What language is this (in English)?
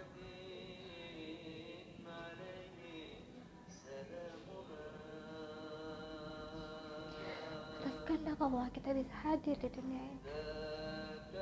Indonesian